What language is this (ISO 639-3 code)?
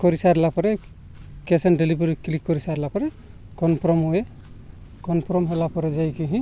ori